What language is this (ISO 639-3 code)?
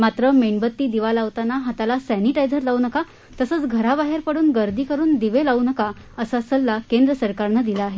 mar